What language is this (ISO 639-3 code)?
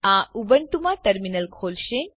guj